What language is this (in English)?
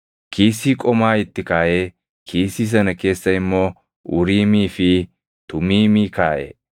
Oromo